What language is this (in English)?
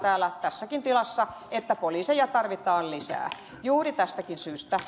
Finnish